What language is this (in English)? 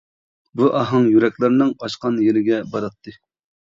Uyghur